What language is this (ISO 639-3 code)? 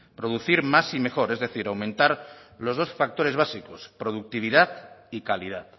spa